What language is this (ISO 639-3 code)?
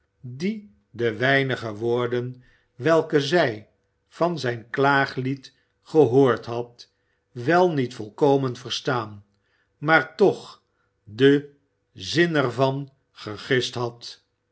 nld